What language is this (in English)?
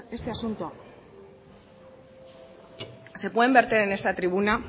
Spanish